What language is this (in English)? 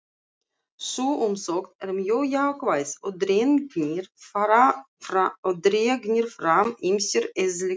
Icelandic